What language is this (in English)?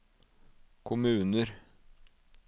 Norwegian